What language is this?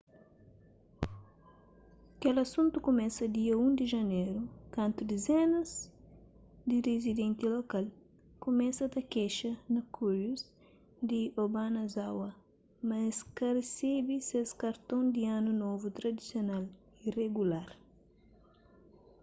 Kabuverdianu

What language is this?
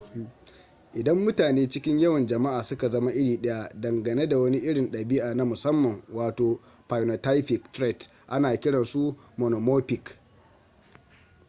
Hausa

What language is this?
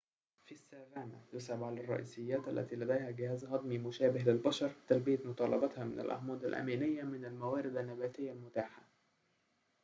Arabic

